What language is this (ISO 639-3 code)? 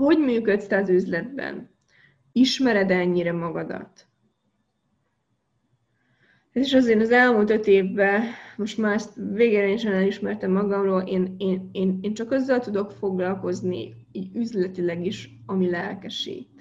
hun